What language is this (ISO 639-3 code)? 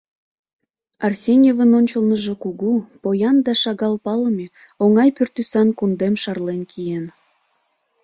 chm